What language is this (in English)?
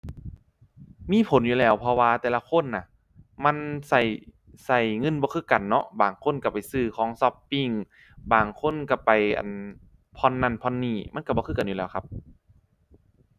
Thai